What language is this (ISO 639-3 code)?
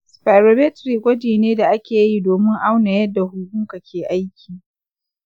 hau